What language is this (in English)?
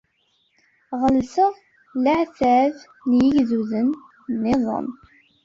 Kabyle